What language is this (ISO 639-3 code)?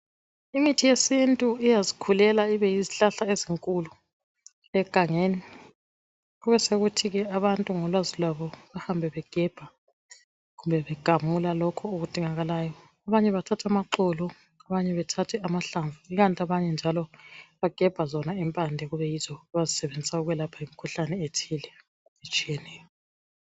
nde